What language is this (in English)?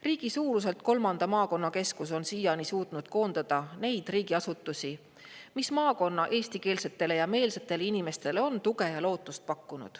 Estonian